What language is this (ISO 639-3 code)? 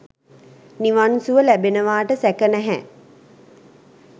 sin